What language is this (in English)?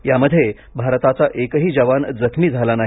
Marathi